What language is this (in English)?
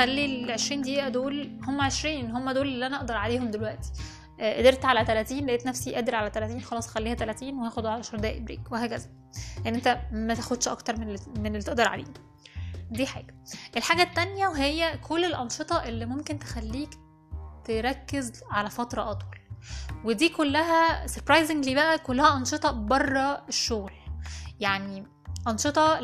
Arabic